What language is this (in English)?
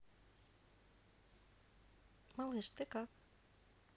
Russian